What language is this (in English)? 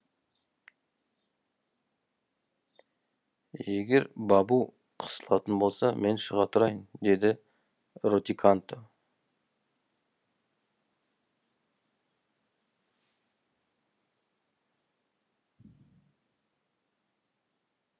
Kazakh